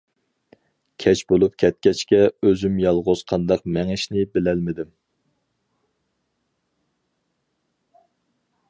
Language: Uyghur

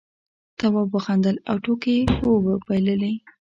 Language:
Pashto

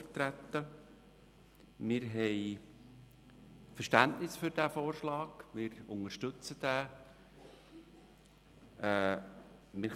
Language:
Swiss German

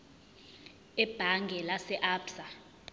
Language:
Zulu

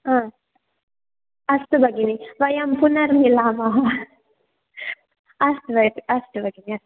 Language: Sanskrit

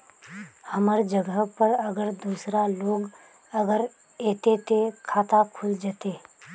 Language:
Magahi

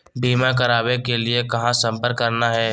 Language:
Magahi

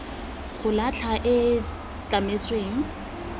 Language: Tswana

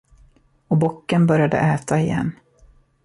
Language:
Swedish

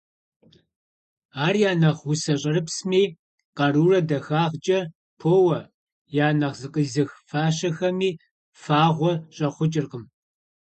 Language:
Kabardian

